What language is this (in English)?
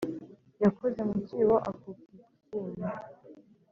Kinyarwanda